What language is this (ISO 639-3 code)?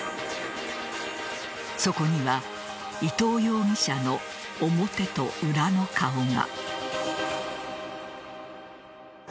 jpn